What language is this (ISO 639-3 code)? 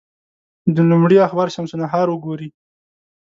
pus